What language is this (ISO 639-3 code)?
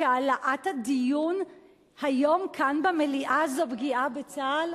heb